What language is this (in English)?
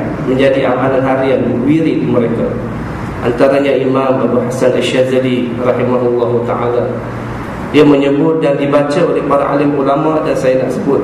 Malay